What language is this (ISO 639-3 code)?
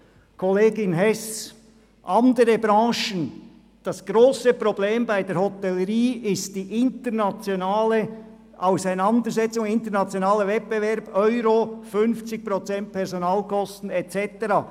gsw